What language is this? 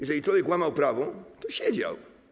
Polish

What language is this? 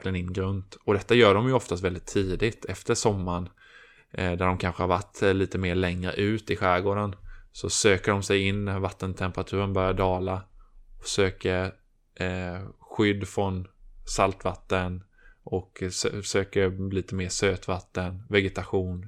Swedish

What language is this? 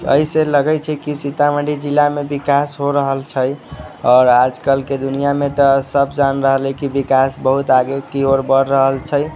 Maithili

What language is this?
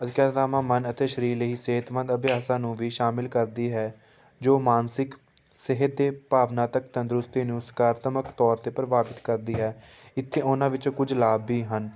Punjabi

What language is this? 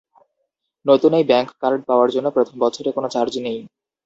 Bangla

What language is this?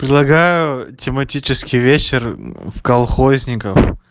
Russian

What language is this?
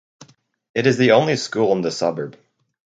English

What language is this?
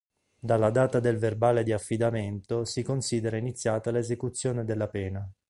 Italian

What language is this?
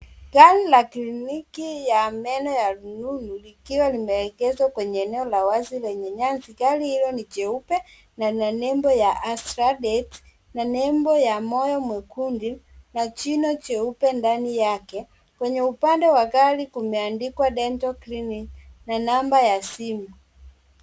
Swahili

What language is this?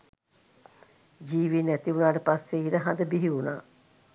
Sinhala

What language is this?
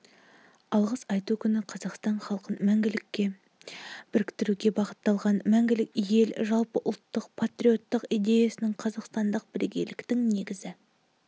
Kazakh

